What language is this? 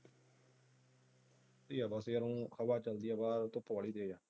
Punjabi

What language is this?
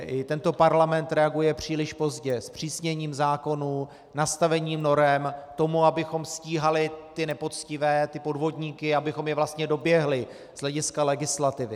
Czech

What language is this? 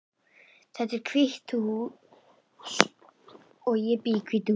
Icelandic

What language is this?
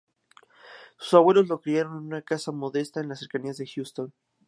Spanish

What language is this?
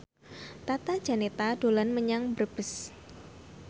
Javanese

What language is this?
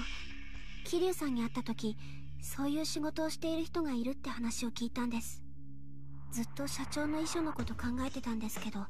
Japanese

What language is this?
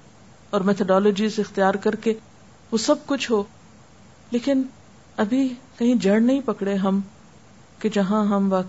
Urdu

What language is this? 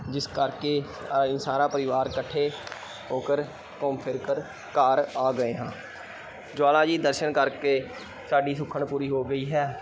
Punjabi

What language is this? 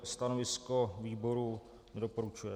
Czech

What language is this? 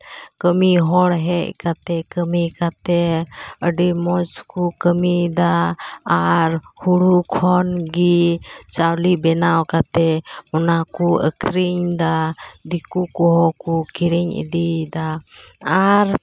Santali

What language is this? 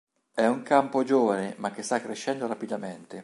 Italian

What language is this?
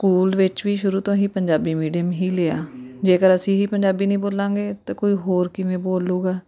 Punjabi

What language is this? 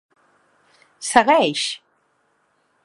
Catalan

